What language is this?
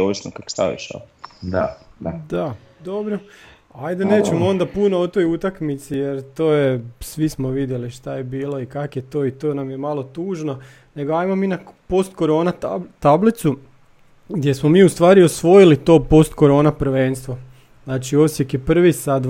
Croatian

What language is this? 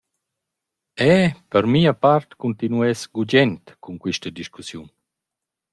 Romansh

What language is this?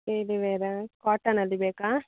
Kannada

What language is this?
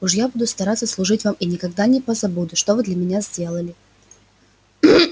Russian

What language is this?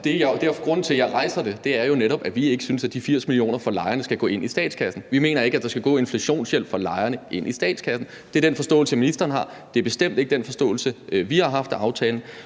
Danish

